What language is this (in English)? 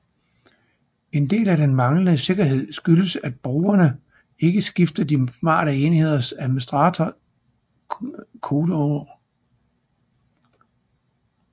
Danish